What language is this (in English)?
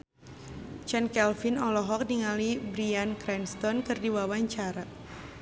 Sundanese